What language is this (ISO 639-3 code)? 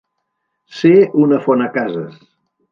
cat